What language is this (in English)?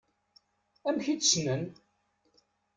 Kabyle